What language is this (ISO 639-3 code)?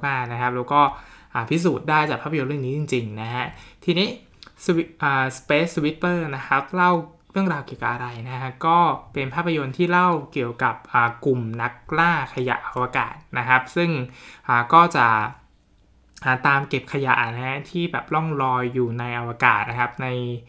tha